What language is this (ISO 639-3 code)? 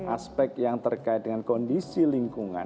ind